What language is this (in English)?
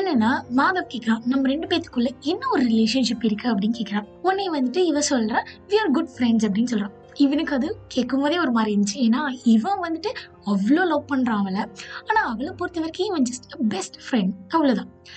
Tamil